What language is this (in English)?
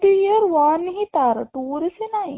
Odia